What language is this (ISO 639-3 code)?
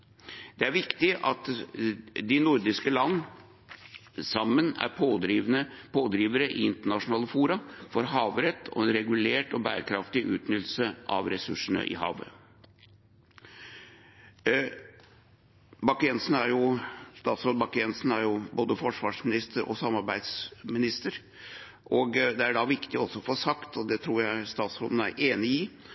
nob